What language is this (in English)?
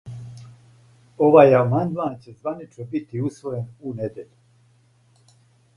Serbian